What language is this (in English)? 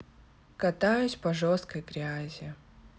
Russian